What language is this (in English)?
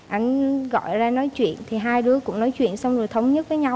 Vietnamese